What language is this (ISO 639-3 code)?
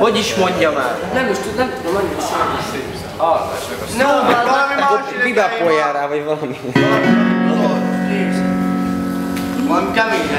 hun